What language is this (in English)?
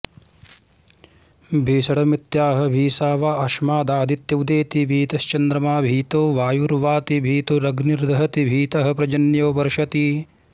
Sanskrit